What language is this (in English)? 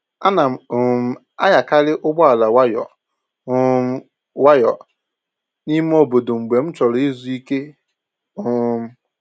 Igbo